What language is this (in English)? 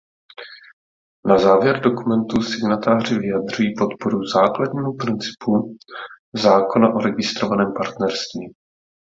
Czech